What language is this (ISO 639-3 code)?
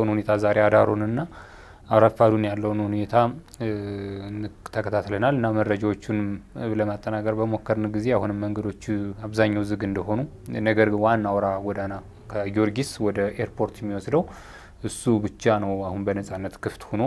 ara